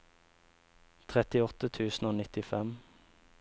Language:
Norwegian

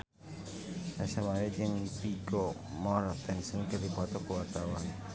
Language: Sundanese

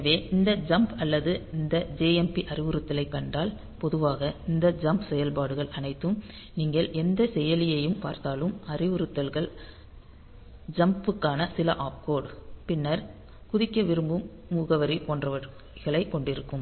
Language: Tamil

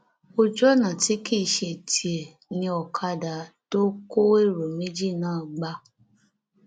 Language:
Yoruba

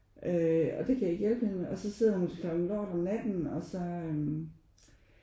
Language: Danish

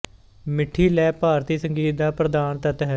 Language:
Punjabi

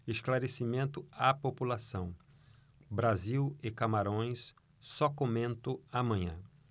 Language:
Portuguese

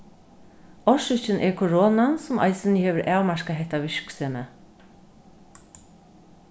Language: Faroese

